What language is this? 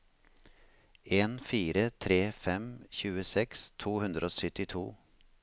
Norwegian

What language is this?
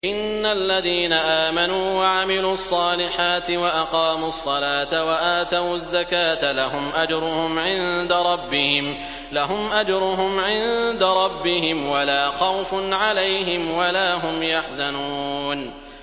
Arabic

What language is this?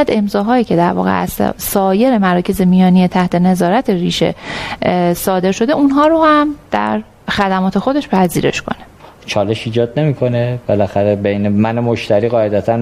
Persian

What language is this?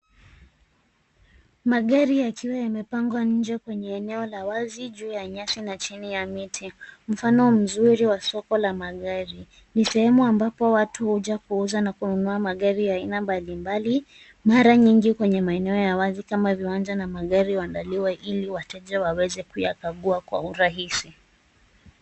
Swahili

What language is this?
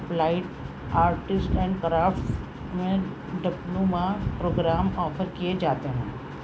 Urdu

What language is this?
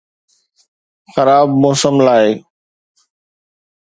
Sindhi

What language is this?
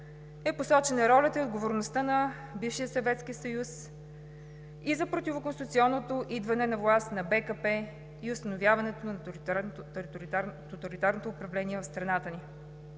Bulgarian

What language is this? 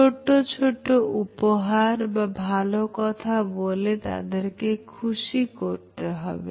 Bangla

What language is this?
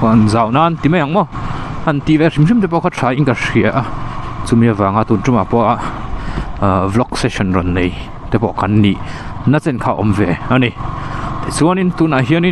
Thai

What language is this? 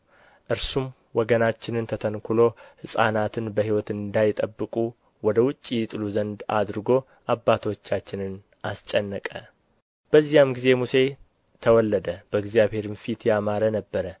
Amharic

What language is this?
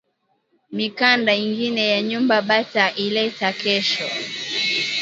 Swahili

